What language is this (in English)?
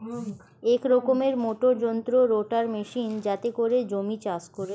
Bangla